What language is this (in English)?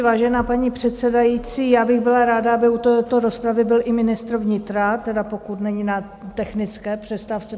Czech